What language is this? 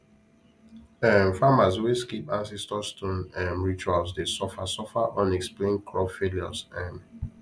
Nigerian Pidgin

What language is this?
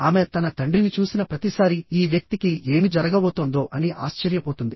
Telugu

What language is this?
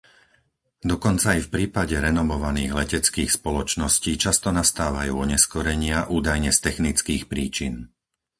Slovak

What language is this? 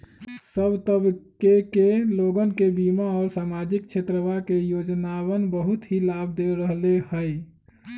Magahi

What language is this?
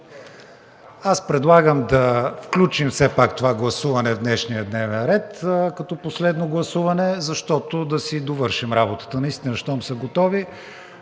Bulgarian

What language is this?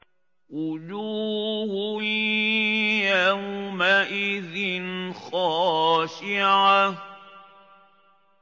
Arabic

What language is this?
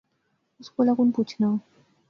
Pahari-Potwari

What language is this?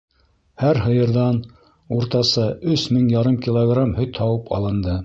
Bashkir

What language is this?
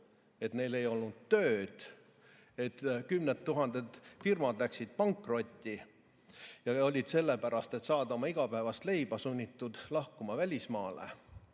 Estonian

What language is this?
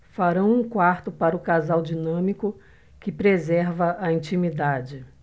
Portuguese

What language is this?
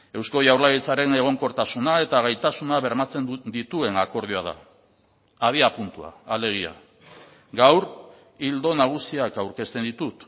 Basque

